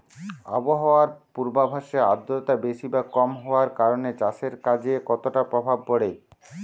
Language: Bangla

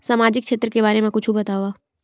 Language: Chhattisgarhi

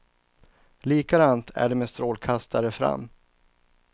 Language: Swedish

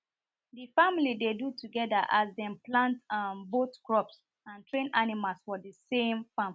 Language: Nigerian Pidgin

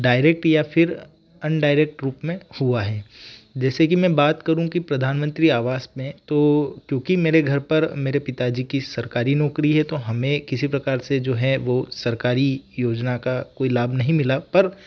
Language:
Hindi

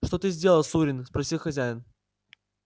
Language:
Russian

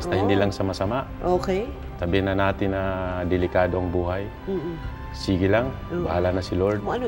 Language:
Filipino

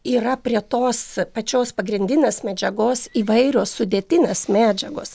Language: Lithuanian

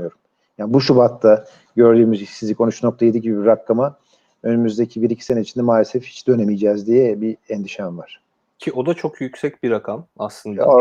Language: Turkish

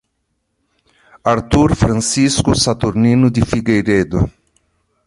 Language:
Portuguese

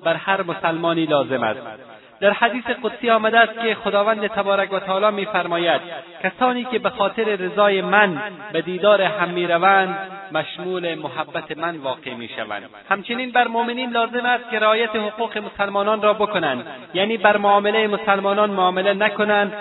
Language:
Persian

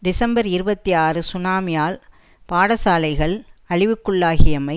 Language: Tamil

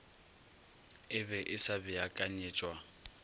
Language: Northern Sotho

